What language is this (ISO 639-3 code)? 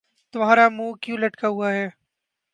urd